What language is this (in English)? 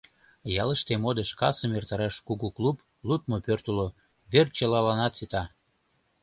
Mari